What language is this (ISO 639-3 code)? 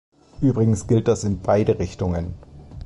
deu